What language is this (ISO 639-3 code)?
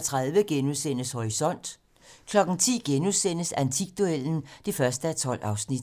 dan